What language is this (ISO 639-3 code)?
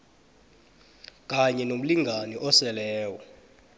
nbl